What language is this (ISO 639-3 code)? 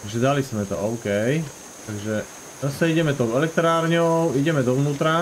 ces